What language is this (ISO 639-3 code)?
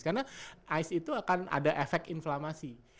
ind